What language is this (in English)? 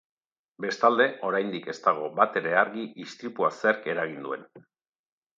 Basque